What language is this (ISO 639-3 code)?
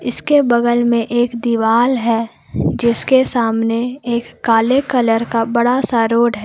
hin